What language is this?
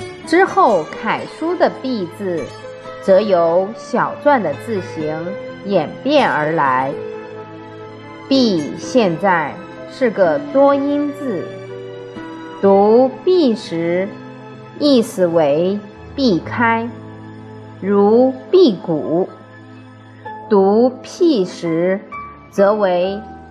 Chinese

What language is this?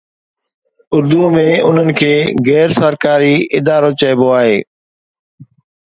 Sindhi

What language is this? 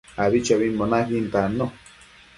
Matsés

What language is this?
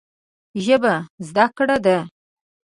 Pashto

